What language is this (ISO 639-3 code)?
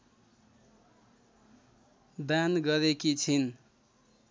nep